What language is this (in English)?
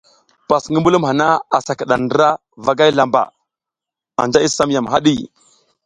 South Giziga